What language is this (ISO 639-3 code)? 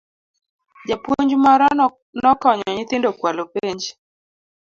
luo